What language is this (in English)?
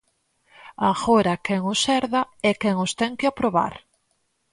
Galician